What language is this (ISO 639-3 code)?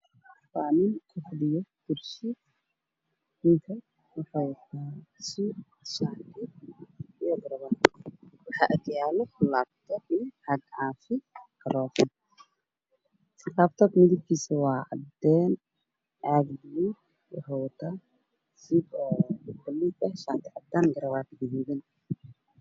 som